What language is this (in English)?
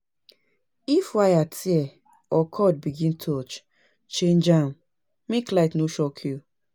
Nigerian Pidgin